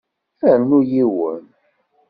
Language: Kabyle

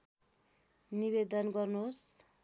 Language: Nepali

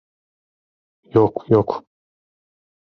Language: Turkish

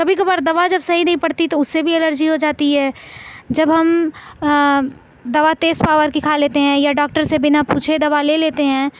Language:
Urdu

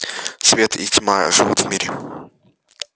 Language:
Russian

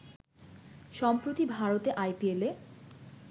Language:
Bangla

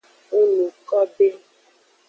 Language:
Aja (Benin)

